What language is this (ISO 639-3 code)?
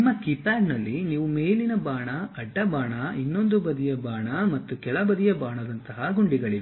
kan